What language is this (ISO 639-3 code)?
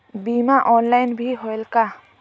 hne